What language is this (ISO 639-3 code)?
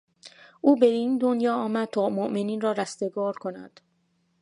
fas